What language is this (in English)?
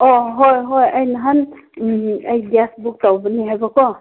Manipuri